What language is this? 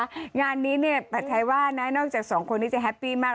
Thai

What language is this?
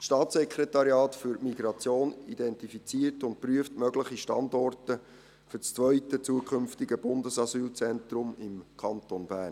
Swiss German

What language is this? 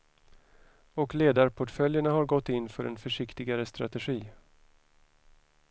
Swedish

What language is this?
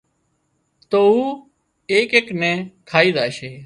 Wadiyara Koli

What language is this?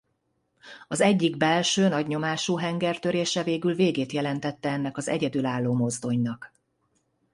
Hungarian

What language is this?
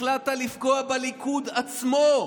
Hebrew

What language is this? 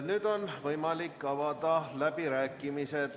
Estonian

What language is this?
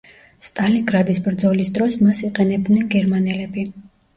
Georgian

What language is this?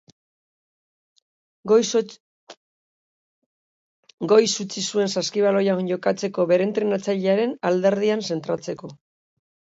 Basque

